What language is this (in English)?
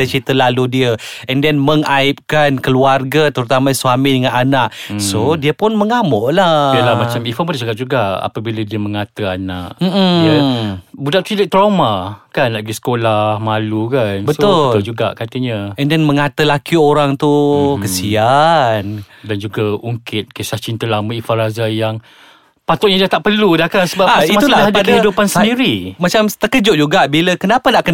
Malay